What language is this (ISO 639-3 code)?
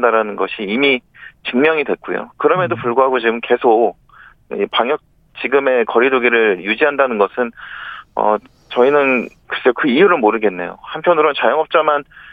kor